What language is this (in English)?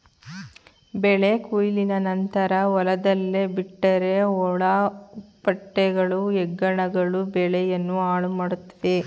Kannada